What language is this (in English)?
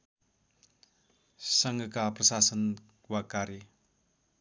Nepali